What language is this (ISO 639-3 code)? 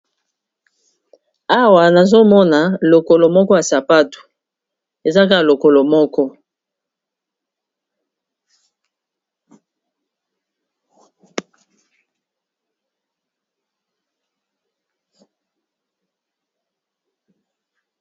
lin